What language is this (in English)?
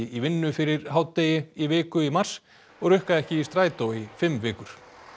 Icelandic